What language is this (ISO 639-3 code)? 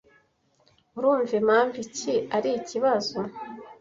kin